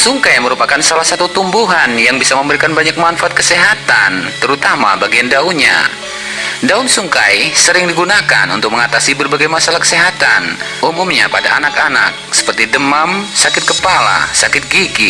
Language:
Indonesian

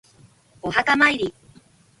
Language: Japanese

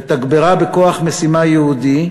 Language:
Hebrew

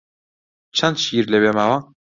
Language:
Central Kurdish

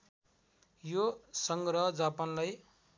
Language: Nepali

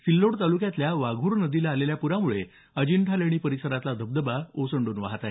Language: Marathi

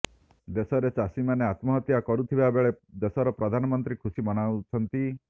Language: Odia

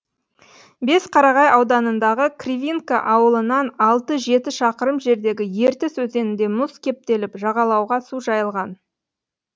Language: Kazakh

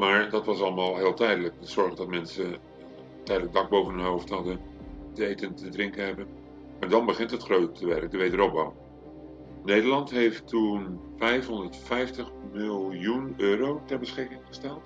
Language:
Dutch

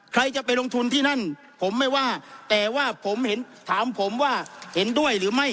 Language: Thai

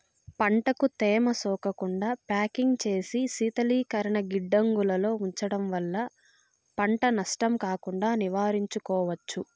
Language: Telugu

